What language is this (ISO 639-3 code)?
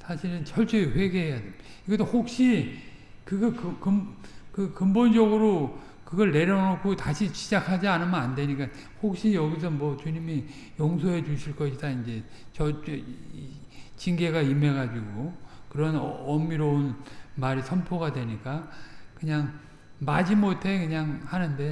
kor